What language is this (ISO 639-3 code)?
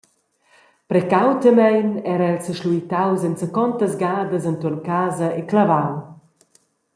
roh